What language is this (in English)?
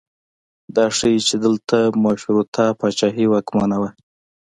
Pashto